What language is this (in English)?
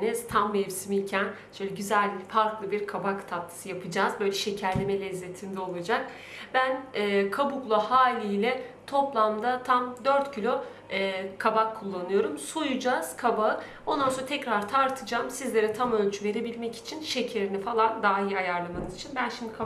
Turkish